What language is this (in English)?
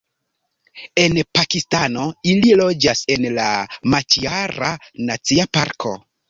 Esperanto